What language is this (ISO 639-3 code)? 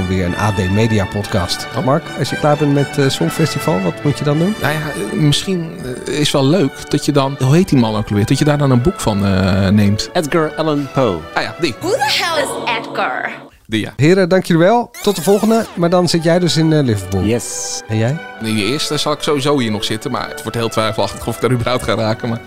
nld